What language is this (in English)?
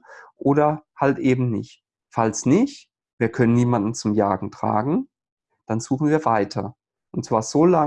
German